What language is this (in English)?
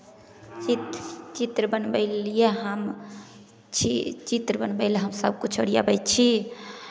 Maithili